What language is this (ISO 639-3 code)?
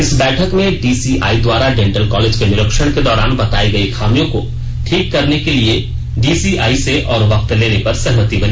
hin